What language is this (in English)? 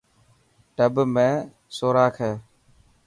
Dhatki